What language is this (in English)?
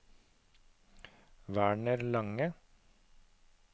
Norwegian